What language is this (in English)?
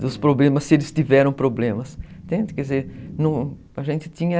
Portuguese